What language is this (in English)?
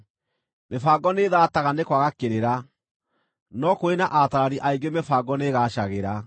Kikuyu